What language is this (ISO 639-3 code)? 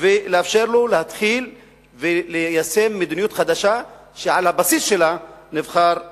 heb